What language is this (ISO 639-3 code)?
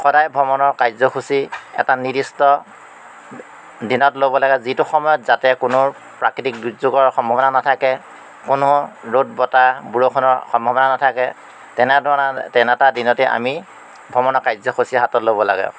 asm